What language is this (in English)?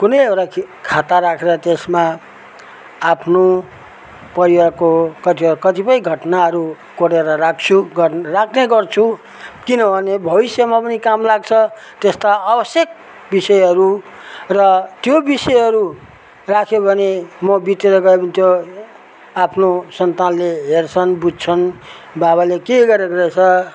Nepali